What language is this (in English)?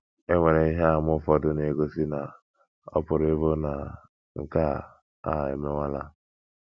Igbo